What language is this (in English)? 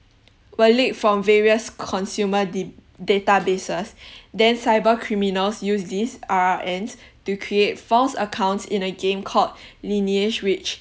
English